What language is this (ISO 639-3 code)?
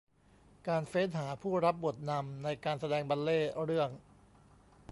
tha